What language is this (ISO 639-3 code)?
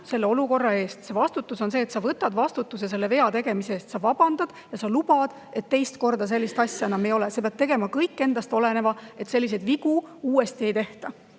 est